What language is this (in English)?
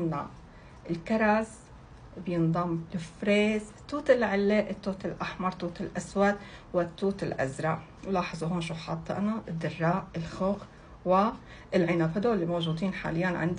Arabic